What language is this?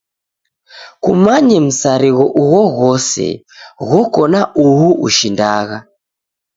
Taita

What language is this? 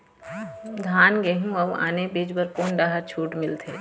Chhattisgarhi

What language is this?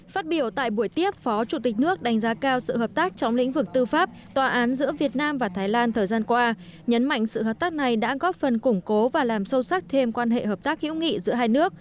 Vietnamese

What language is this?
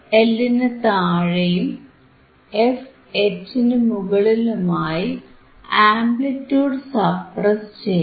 Malayalam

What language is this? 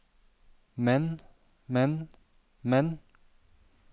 Norwegian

